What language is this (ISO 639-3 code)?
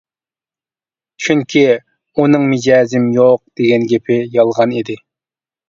uig